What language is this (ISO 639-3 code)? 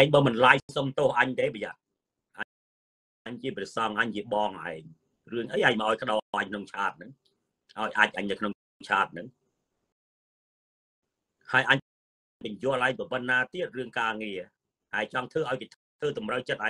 tha